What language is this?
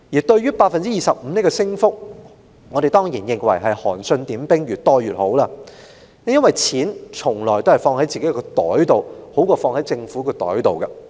Cantonese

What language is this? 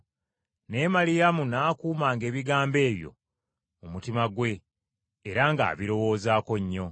Ganda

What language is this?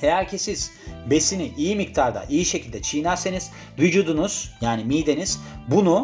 Turkish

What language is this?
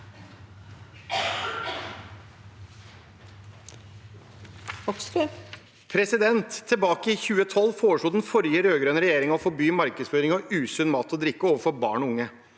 Norwegian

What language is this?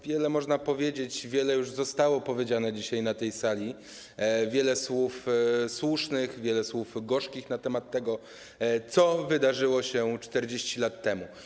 Polish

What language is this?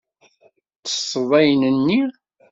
Kabyle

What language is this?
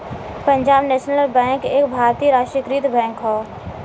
Bhojpuri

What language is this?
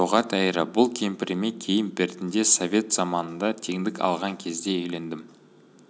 Kazakh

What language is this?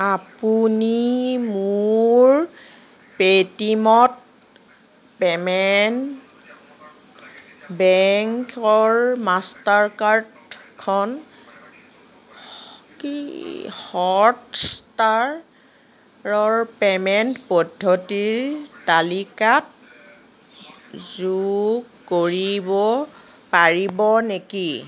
Assamese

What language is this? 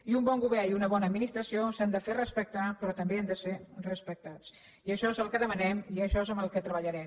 Catalan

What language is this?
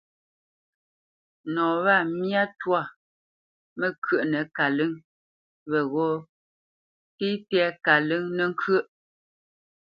Bamenyam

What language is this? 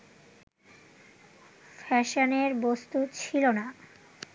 Bangla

